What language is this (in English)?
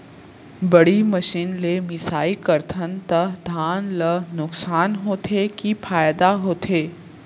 Chhattisgarhi